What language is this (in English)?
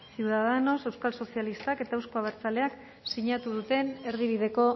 Basque